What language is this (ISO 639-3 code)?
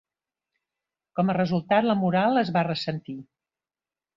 cat